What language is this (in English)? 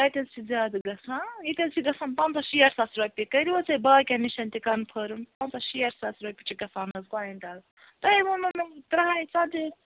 Kashmiri